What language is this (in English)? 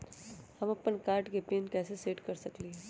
Magahi